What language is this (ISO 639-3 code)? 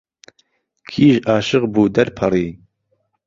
ckb